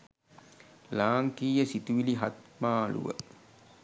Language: Sinhala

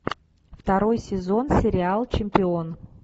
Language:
Russian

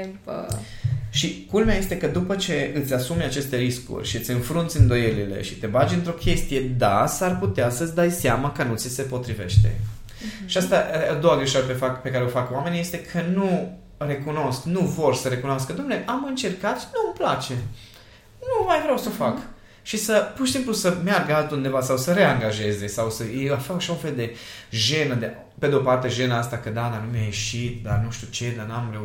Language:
Romanian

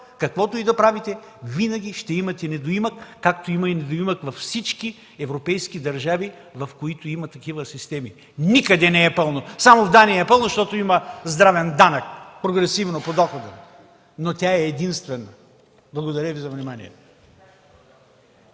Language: Bulgarian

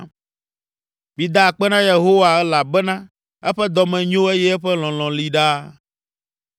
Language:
Ewe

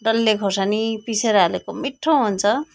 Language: Nepali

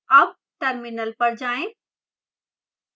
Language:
Hindi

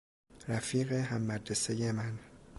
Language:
Persian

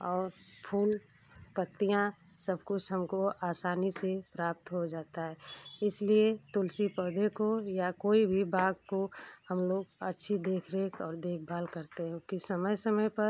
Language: Hindi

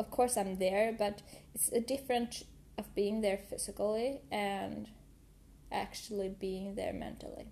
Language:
English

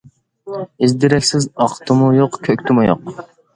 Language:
Uyghur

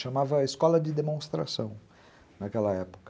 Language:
Portuguese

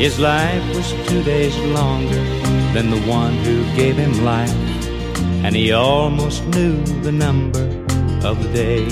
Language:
Danish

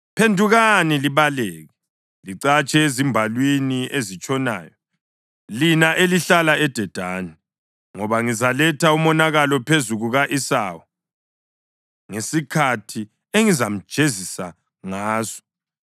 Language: North Ndebele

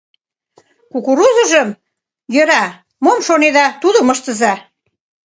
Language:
Mari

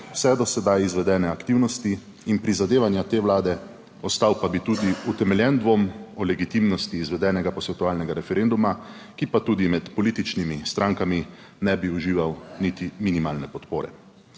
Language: Slovenian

